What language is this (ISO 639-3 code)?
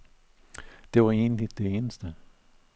dan